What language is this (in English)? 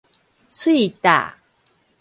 Min Nan Chinese